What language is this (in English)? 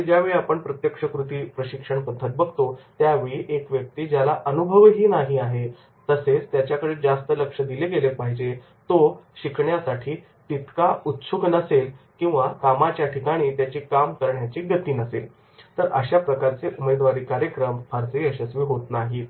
Marathi